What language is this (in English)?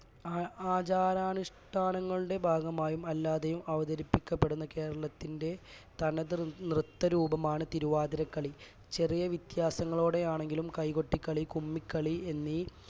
Malayalam